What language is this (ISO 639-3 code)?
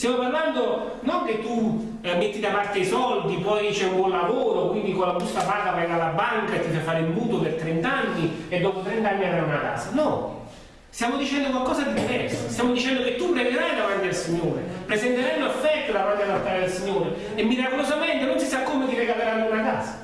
ita